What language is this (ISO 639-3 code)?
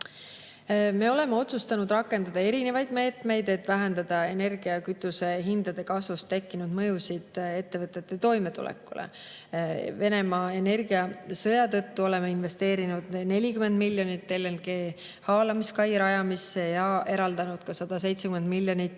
est